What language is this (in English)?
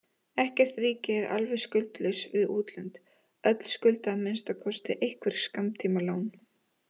Icelandic